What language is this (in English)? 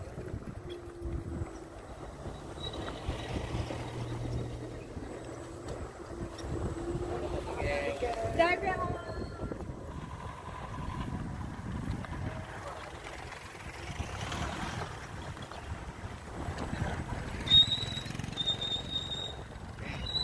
Indonesian